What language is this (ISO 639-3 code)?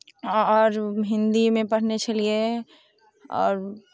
mai